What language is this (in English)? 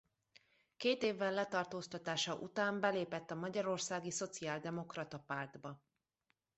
Hungarian